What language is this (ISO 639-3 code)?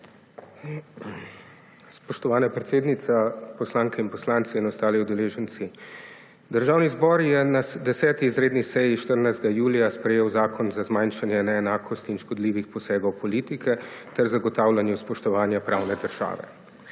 slv